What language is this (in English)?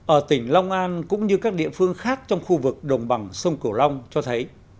Vietnamese